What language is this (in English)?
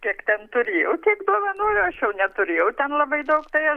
Lithuanian